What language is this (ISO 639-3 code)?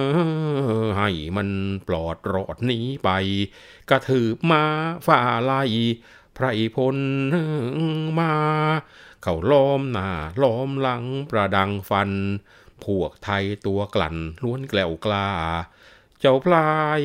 tha